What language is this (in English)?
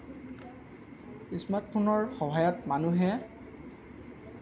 Assamese